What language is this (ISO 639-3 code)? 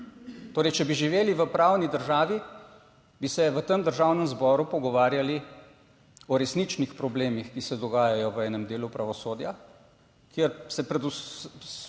slv